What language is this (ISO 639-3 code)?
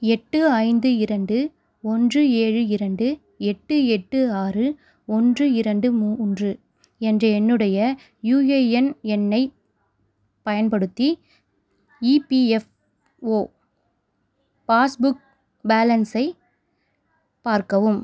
tam